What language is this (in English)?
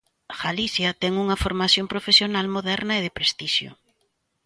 Galician